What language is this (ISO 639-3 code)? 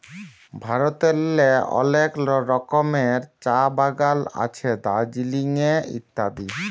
ben